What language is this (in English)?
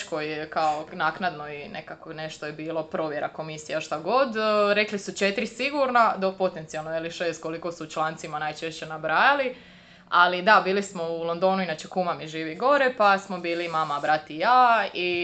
Croatian